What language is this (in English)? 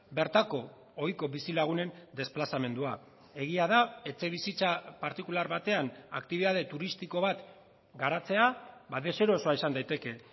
Basque